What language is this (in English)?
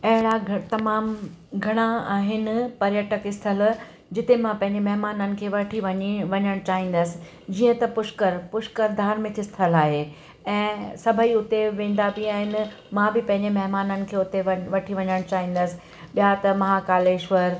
Sindhi